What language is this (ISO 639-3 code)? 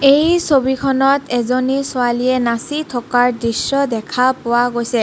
asm